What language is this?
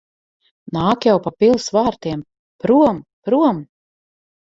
Latvian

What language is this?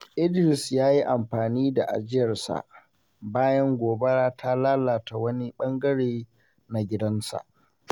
Hausa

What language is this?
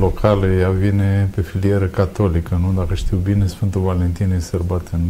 Romanian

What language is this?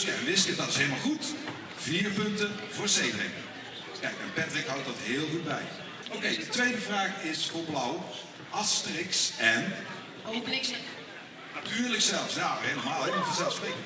Dutch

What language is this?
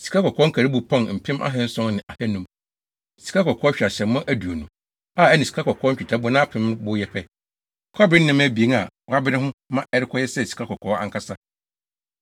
Akan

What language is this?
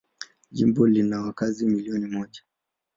Swahili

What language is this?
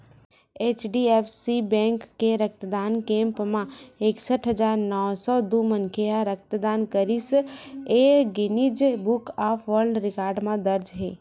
Chhattisgarhi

